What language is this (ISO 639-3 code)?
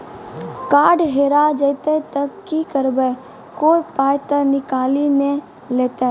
mai